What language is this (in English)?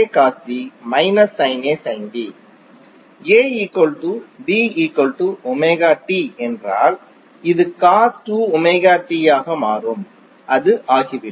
Tamil